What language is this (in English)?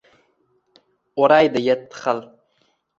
Uzbek